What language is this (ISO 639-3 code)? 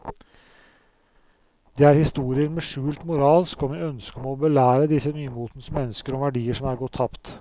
nor